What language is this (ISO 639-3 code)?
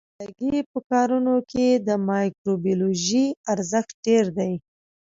pus